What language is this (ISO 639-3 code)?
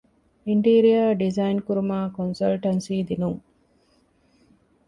div